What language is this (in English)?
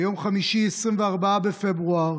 Hebrew